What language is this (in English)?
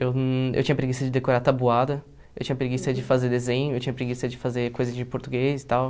Portuguese